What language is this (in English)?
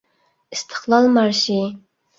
Uyghur